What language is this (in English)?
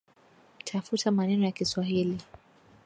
Swahili